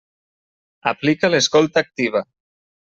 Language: Catalan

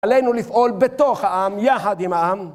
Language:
Hebrew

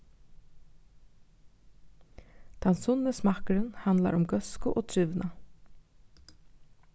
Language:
Faroese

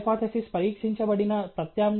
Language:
Telugu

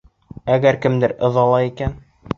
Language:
Bashkir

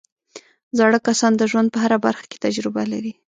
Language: Pashto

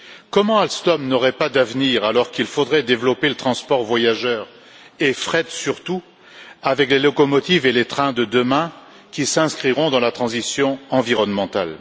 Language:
French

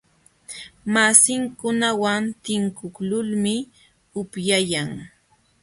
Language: Jauja Wanca Quechua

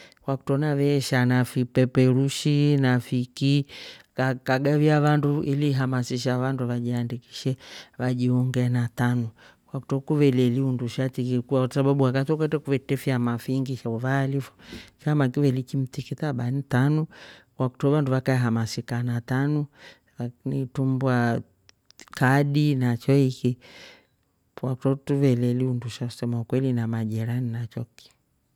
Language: Rombo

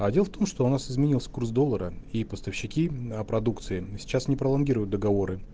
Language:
Russian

